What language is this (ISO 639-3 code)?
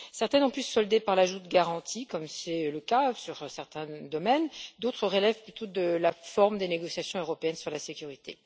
fra